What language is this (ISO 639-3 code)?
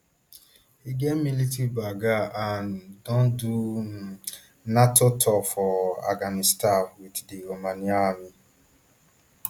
pcm